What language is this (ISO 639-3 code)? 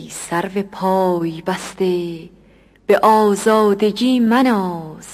fas